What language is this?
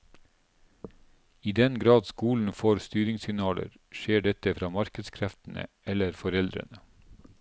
Norwegian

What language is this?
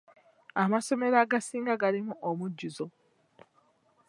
Ganda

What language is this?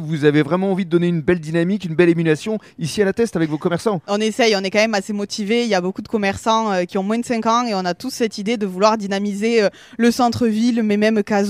French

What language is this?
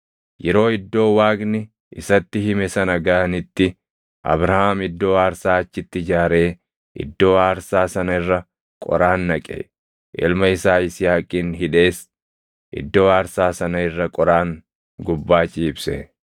Oromo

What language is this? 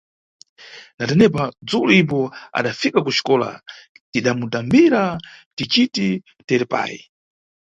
Nyungwe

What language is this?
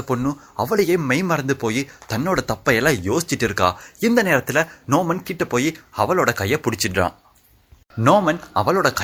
Tamil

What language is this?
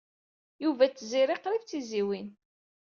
Kabyle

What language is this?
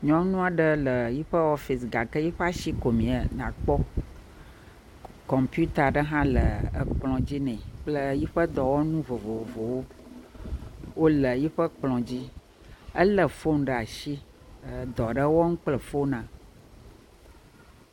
Ewe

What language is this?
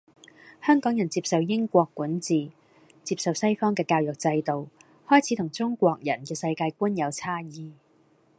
Cantonese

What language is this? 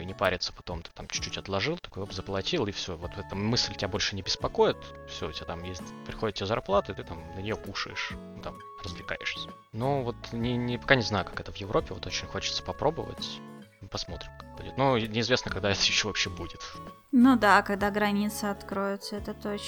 Russian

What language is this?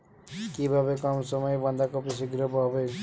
Bangla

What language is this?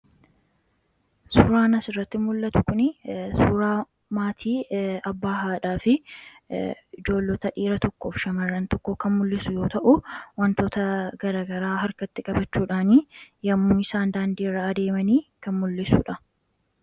Oromo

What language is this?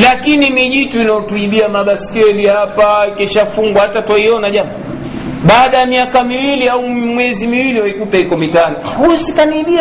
Swahili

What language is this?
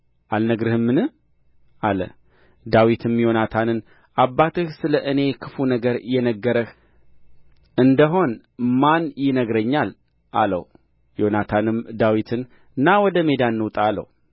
Amharic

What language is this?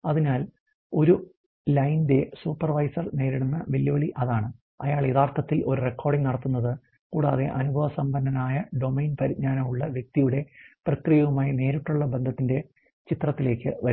Malayalam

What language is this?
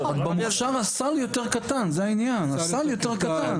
Hebrew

